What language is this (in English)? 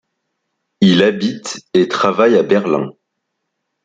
French